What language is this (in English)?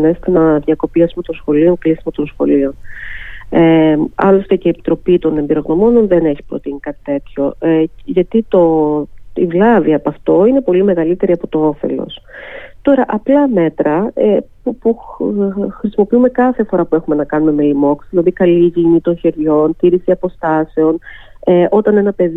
Greek